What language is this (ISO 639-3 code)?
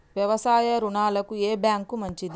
tel